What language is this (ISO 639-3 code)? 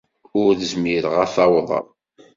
kab